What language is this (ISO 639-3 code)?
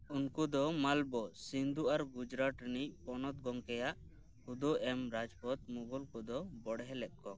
sat